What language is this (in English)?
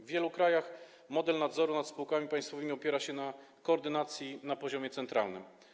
Polish